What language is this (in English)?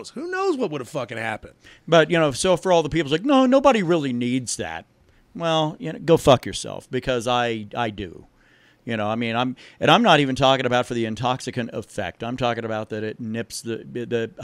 English